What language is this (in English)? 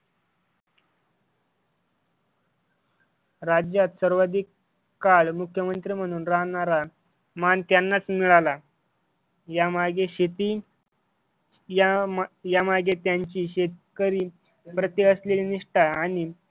Marathi